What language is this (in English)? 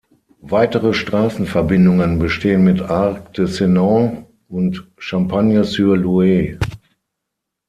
German